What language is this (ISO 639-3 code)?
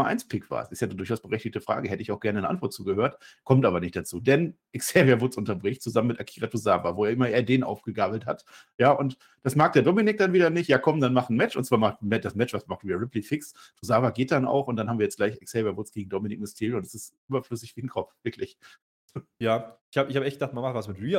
deu